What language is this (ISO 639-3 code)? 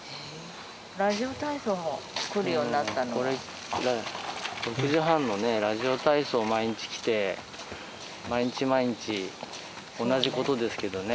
jpn